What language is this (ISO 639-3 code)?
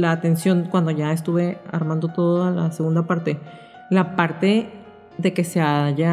spa